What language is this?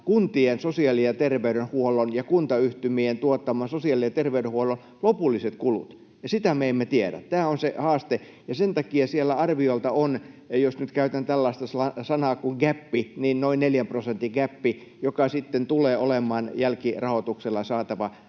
Finnish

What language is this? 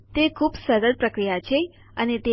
Gujarati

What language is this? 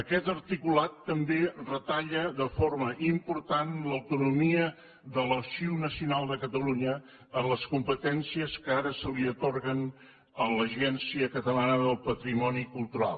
Catalan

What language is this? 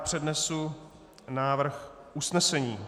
Czech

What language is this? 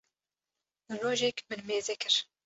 Kurdish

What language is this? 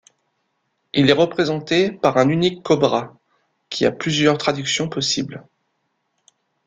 French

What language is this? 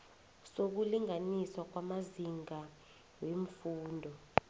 South Ndebele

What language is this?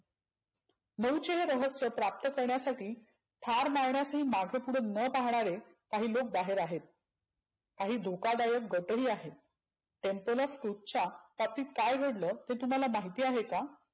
Marathi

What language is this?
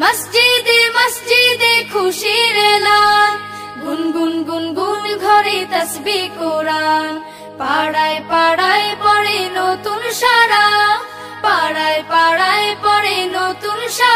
Hindi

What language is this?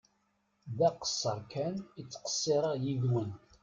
Kabyle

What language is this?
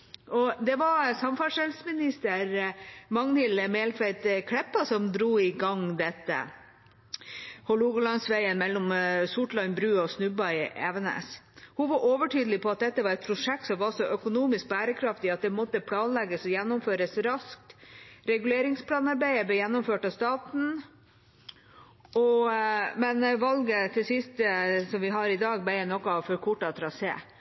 Norwegian Bokmål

